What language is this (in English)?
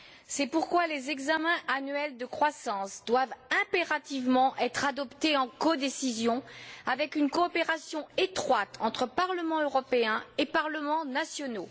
French